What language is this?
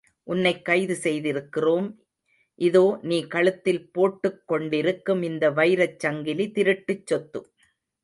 Tamil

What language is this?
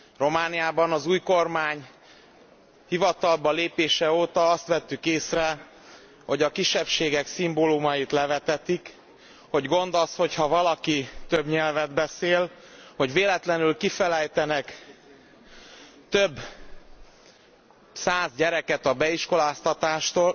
Hungarian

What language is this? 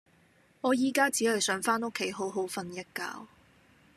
Cantonese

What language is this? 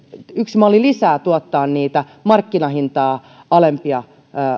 Finnish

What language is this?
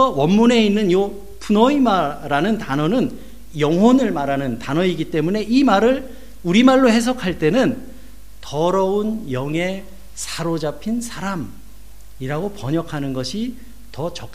Korean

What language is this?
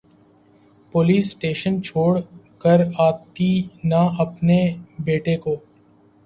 Urdu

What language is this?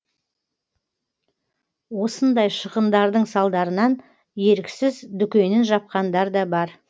Kazakh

